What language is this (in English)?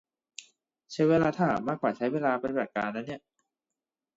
Thai